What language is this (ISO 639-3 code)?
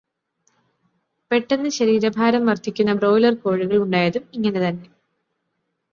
mal